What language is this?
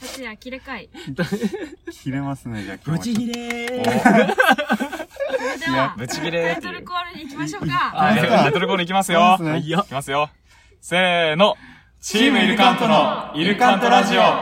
Japanese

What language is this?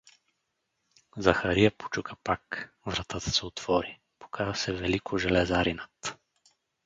Bulgarian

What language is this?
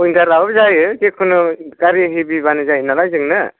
Bodo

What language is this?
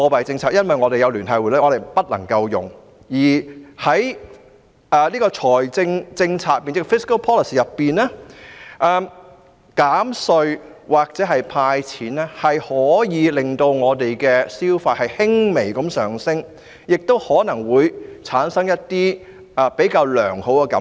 Cantonese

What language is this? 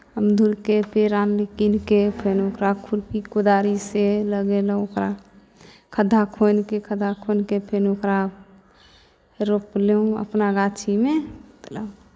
Maithili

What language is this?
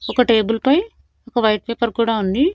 Telugu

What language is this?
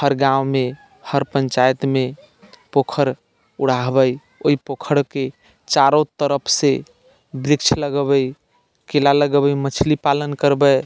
Maithili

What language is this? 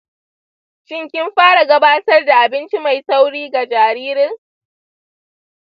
Hausa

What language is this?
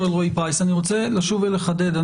Hebrew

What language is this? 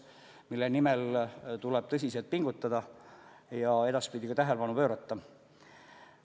Estonian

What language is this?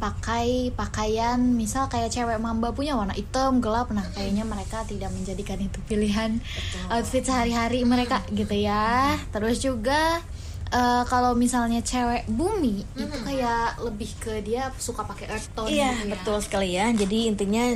Indonesian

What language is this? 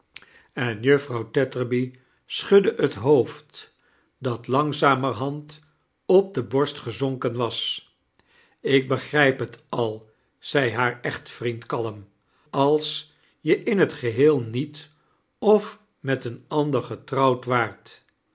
Dutch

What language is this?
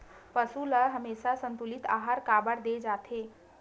Chhattisgarhi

